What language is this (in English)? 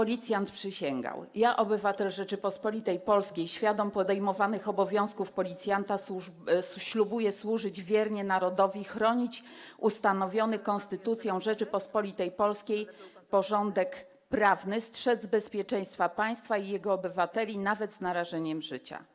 Polish